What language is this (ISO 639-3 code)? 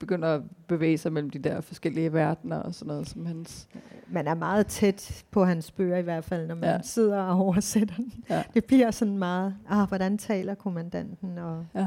dan